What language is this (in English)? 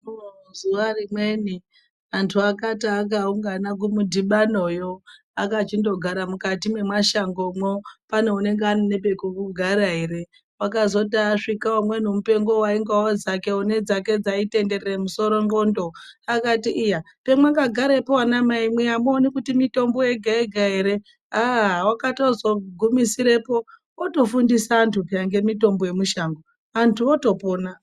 Ndau